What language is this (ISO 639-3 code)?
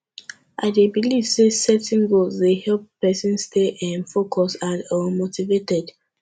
pcm